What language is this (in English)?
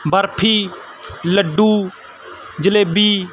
Punjabi